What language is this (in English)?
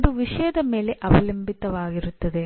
Kannada